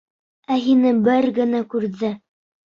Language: Bashkir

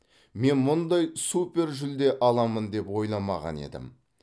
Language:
Kazakh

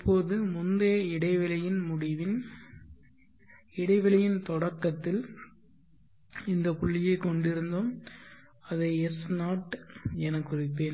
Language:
Tamil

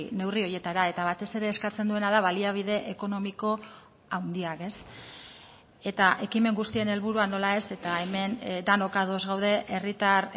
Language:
Basque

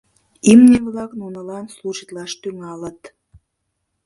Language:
Mari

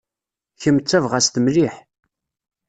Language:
Kabyle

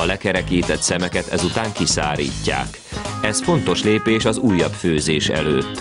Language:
Hungarian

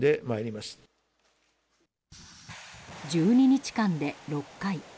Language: Japanese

